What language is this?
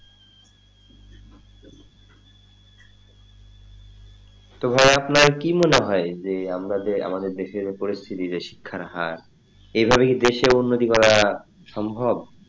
Bangla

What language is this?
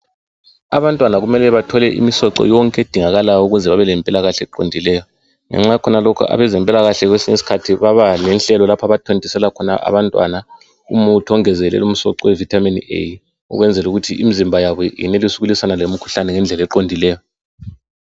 North Ndebele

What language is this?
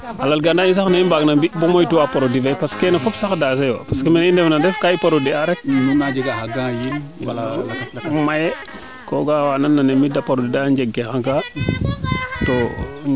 Serer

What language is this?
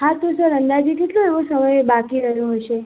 Gujarati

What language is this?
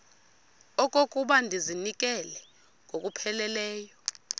Xhosa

